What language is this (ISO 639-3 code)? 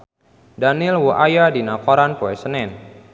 sun